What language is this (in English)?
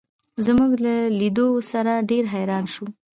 Pashto